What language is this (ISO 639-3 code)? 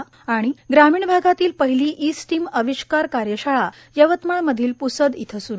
mar